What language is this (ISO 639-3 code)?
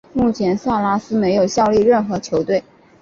zho